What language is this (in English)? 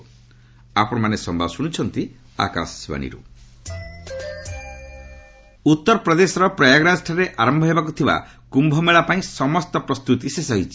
Odia